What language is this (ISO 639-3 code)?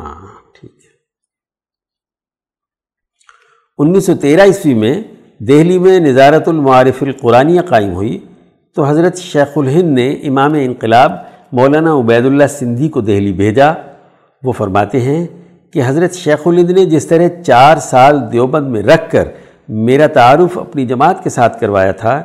urd